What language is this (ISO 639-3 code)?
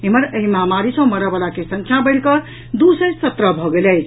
mai